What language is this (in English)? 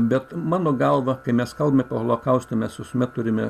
Lithuanian